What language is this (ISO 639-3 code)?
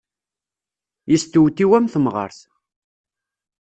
kab